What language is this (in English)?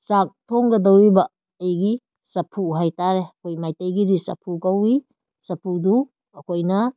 Manipuri